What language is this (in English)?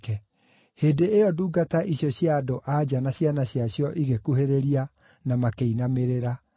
Kikuyu